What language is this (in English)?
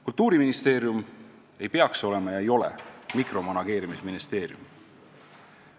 Estonian